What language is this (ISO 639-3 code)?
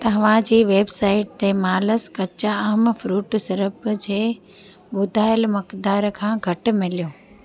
snd